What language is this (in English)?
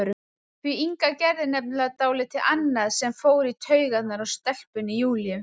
Icelandic